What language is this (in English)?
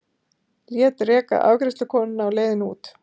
Icelandic